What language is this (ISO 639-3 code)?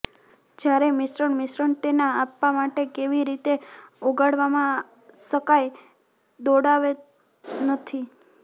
guj